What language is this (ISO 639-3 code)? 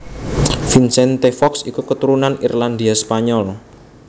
jav